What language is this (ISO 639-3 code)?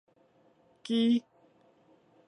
nan